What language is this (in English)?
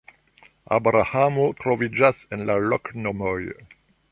Esperanto